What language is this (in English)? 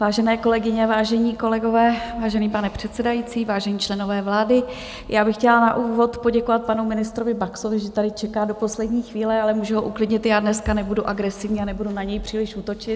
Czech